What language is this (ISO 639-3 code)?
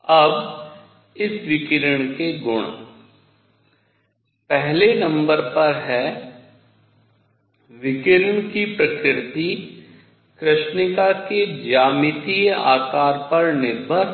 hin